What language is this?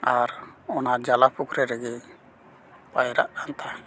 Santali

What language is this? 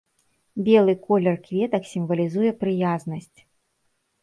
Belarusian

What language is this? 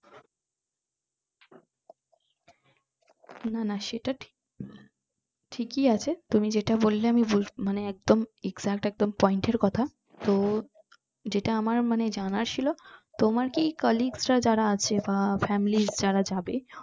Bangla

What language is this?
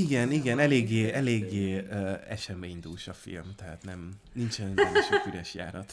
Hungarian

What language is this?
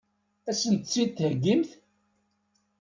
Kabyle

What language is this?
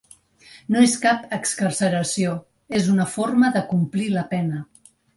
Catalan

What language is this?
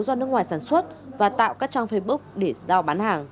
Vietnamese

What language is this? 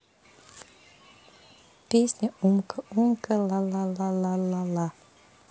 Russian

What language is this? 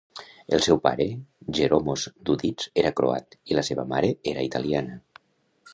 Catalan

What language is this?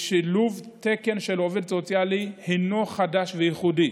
Hebrew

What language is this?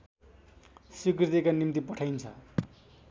Nepali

